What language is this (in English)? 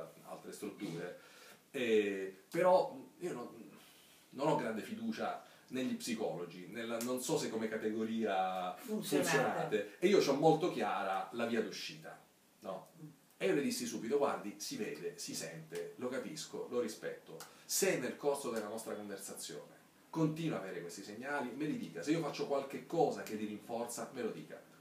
Italian